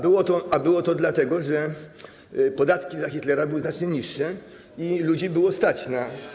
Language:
Polish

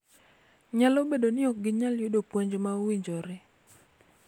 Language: Luo (Kenya and Tanzania)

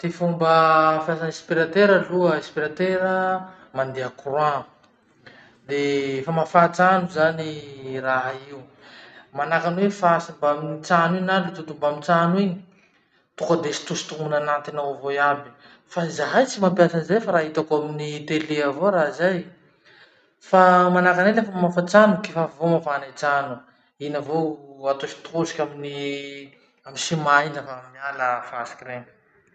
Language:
Masikoro Malagasy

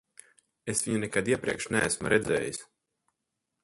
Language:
Latvian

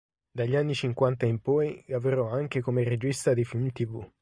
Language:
Italian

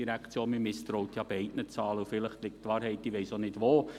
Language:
Swiss German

